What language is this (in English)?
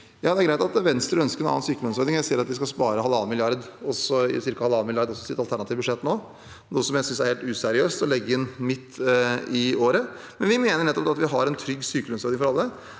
Norwegian